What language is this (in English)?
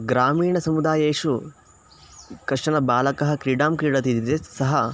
Sanskrit